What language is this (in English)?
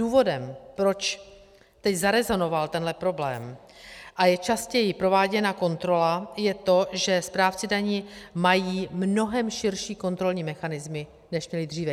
Czech